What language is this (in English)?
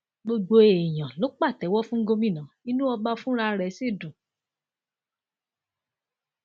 Yoruba